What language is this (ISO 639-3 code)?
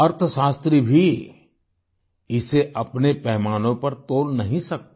hin